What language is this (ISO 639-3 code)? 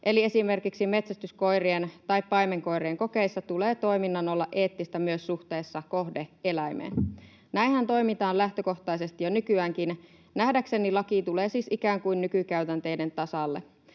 fin